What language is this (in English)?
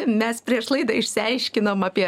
Lithuanian